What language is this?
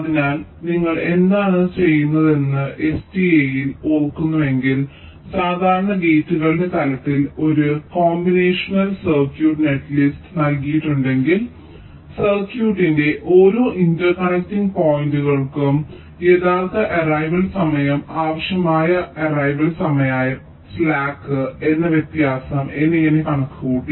Malayalam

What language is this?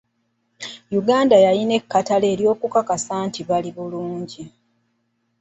Ganda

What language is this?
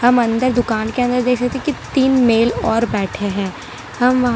Hindi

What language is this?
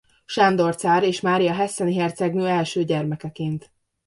Hungarian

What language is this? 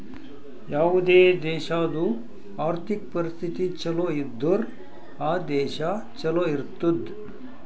Kannada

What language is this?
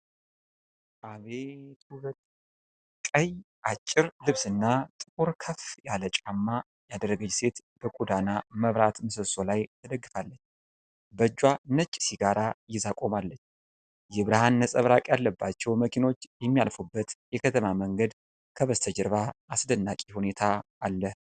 Amharic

